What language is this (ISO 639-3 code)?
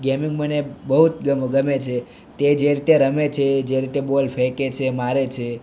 guj